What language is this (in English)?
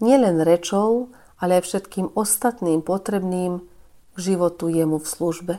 Slovak